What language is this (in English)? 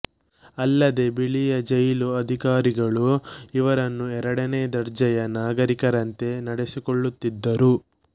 Kannada